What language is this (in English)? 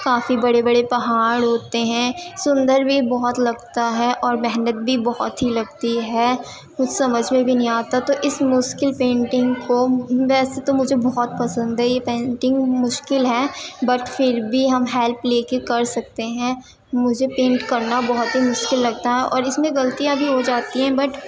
Urdu